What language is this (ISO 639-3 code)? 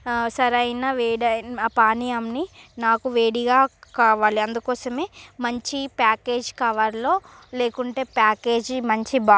tel